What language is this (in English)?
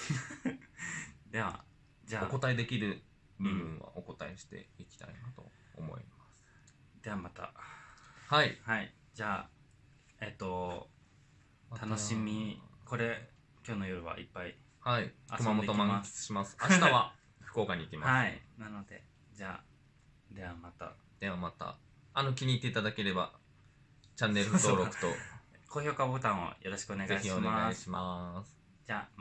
Japanese